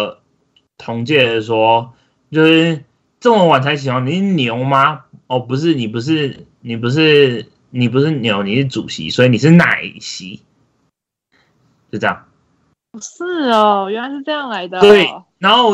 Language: Chinese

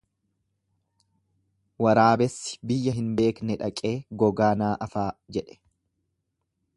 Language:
Oromo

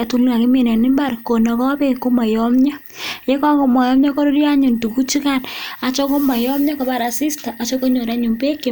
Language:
Kalenjin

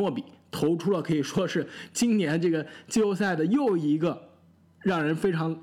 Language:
Chinese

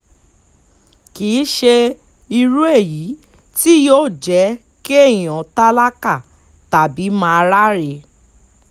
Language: Yoruba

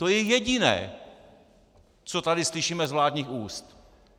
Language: Czech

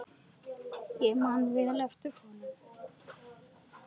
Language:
Icelandic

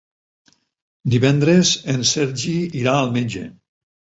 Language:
Catalan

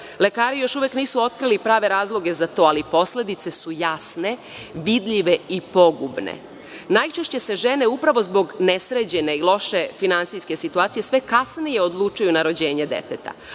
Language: Serbian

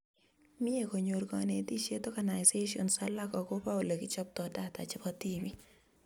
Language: Kalenjin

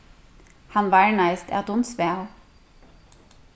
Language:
Faroese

